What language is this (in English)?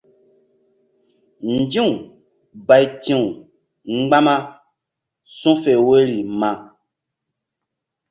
Mbum